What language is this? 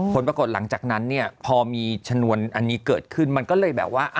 Thai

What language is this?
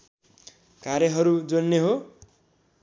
Nepali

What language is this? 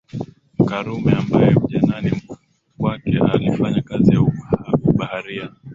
Swahili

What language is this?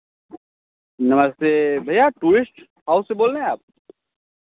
Hindi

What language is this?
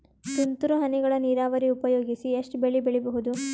Kannada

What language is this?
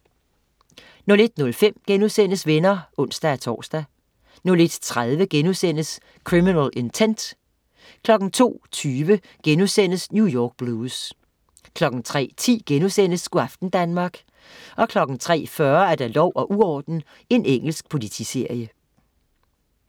Danish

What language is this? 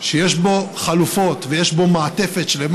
Hebrew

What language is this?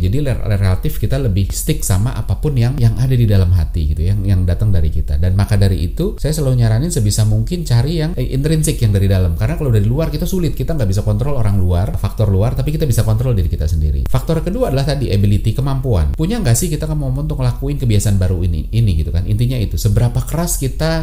Indonesian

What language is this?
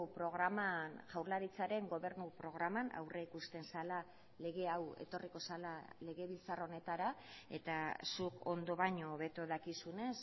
Basque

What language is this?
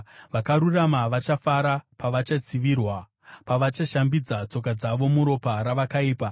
Shona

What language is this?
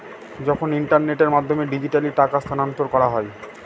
Bangla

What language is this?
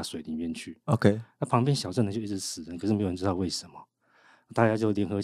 Chinese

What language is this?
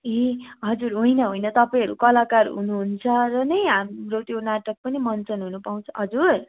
Nepali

